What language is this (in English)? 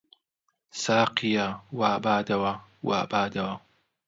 Central Kurdish